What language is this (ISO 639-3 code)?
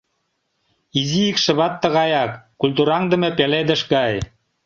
chm